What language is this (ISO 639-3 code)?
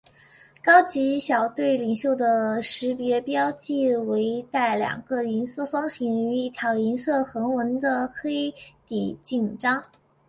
zho